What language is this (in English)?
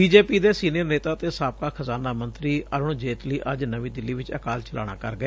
Punjabi